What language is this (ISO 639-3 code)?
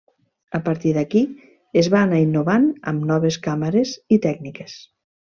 cat